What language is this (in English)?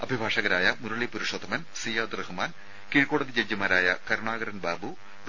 Malayalam